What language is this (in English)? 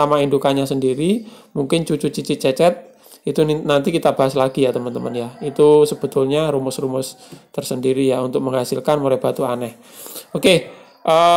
Indonesian